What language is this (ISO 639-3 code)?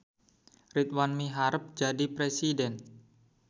sun